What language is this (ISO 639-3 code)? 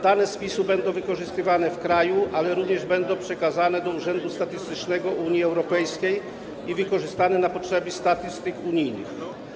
pol